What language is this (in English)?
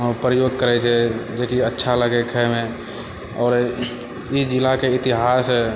Maithili